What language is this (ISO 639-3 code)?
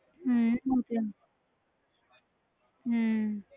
pan